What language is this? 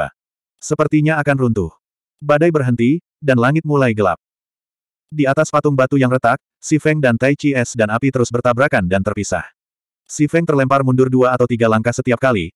Indonesian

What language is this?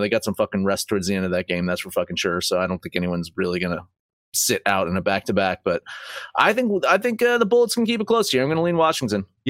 English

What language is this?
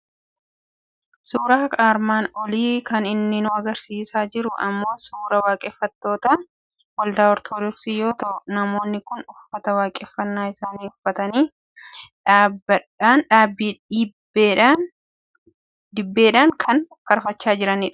Oromo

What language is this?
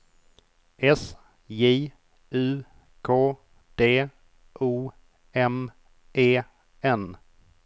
Swedish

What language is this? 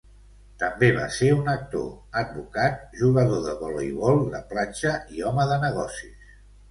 Catalan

